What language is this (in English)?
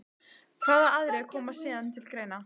Icelandic